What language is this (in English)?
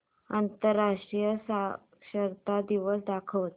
Marathi